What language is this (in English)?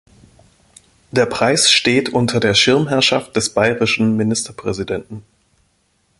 German